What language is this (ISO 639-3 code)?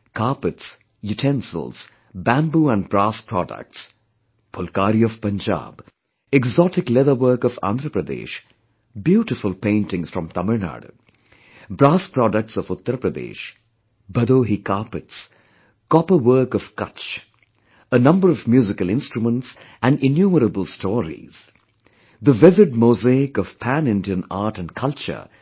eng